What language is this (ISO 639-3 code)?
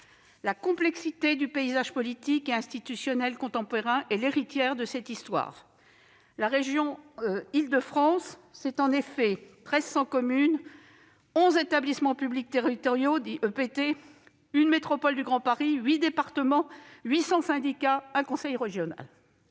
fra